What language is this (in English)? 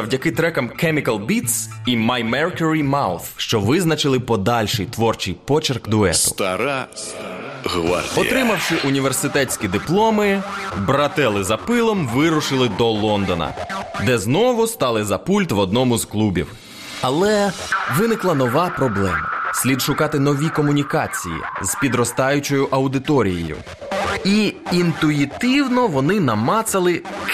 Ukrainian